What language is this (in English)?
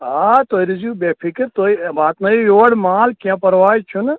Kashmiri